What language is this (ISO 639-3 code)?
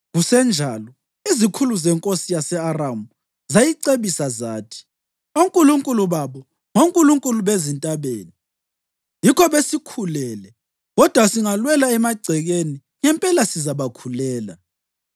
nde